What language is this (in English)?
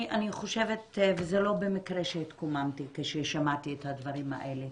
Hebrew